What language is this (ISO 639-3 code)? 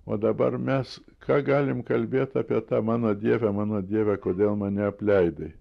lit